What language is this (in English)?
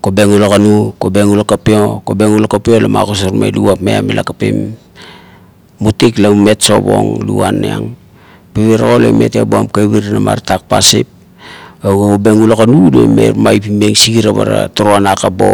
Kuot